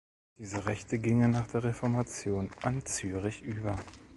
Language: German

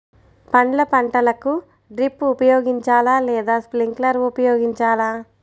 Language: Telugu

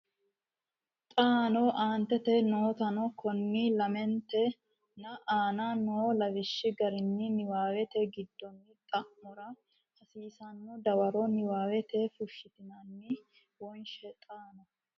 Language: Sidamo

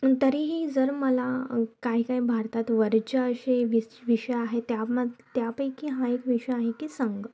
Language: Marathi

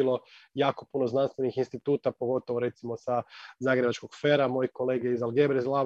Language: Croatian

